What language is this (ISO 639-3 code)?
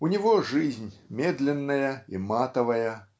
rus